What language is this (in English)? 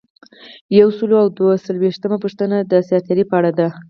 Pashto